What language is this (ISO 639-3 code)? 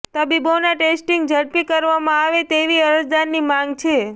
guj